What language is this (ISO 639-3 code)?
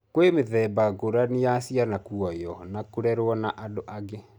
kik